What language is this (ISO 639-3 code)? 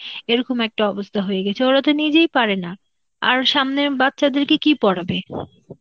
ben